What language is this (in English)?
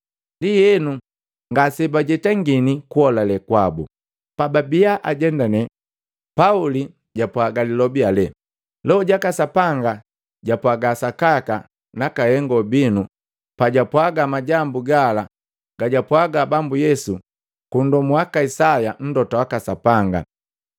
Matengo